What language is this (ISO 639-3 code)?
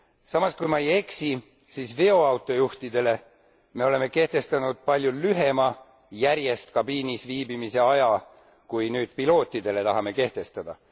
est